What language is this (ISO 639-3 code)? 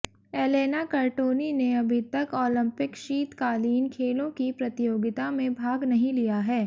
hin